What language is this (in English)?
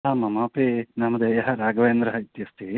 Sanskrit